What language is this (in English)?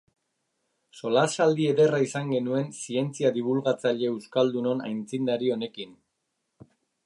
Basque